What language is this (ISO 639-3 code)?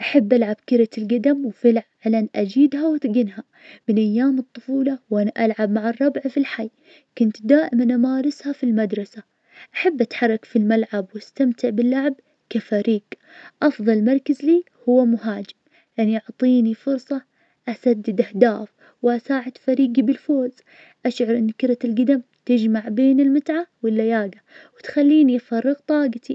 ars